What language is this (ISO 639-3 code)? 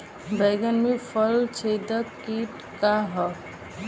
bho